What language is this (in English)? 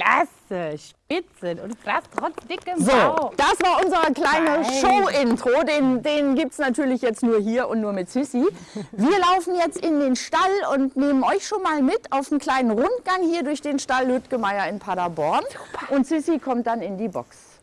German